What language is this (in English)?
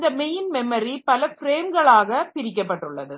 Tamil